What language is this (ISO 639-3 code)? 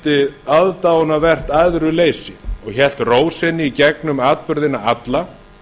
isl